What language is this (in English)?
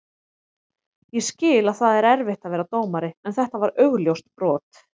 Icelandic